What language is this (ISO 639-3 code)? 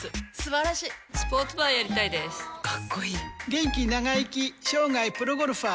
jpn